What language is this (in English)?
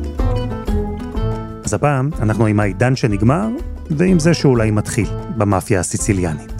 Hebrew